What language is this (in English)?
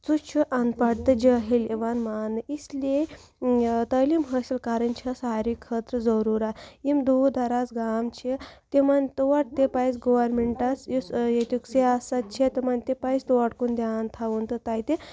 Kashmiri